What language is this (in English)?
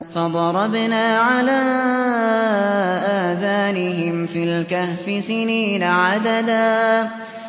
Arabic